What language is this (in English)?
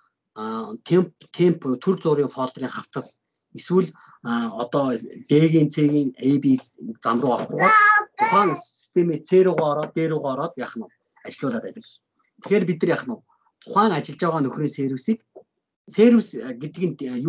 Turkish